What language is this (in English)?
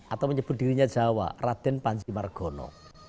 Indonesian